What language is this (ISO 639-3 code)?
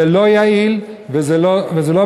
heb